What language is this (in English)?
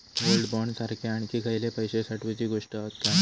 Marathi